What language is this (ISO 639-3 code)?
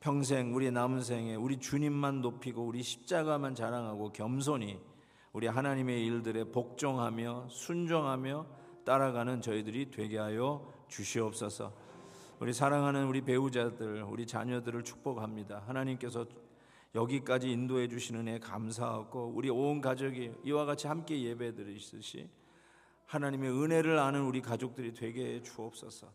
kor